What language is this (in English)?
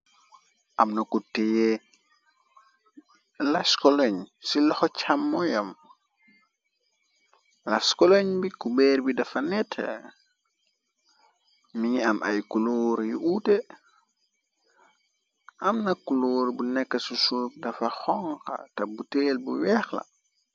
Wolof